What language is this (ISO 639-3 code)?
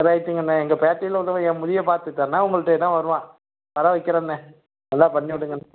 tam